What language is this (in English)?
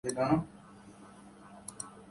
Urdu